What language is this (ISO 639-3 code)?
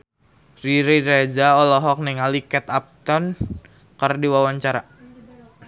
sun